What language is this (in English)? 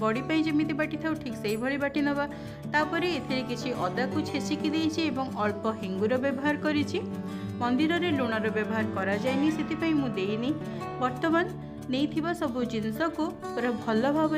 Hindi